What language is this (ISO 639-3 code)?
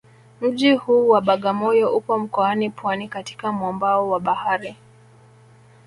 swa